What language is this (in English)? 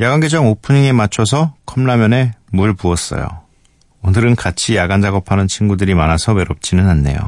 Korean